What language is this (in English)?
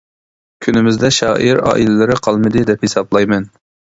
Uyghur